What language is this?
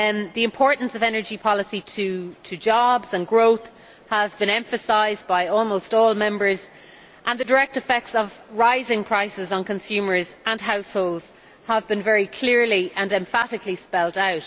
English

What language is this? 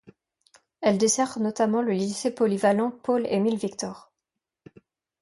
French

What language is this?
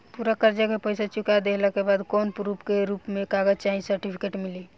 Bhojpuri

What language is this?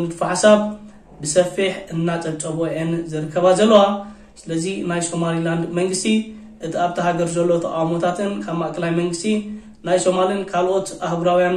Arabic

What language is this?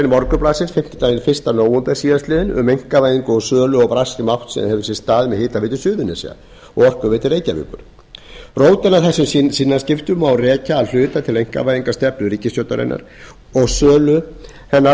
Icelandic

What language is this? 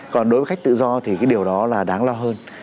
Vietnamese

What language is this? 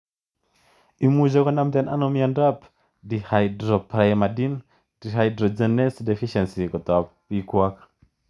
Kalenjin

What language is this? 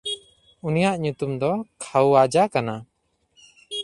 Santali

